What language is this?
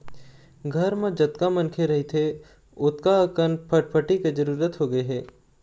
Chhattisgarhi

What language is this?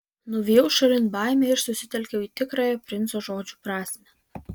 Lithuanian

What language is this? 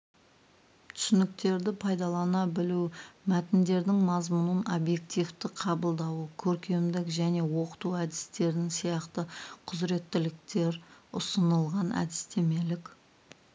Kazakh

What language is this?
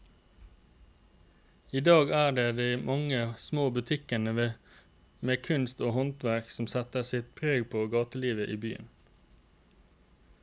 Norwegian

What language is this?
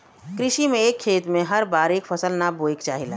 Bhojpuri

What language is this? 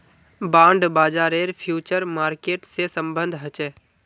Magahi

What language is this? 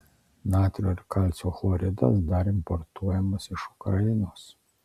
Lithuanian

